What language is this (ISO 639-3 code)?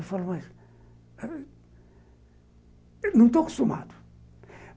por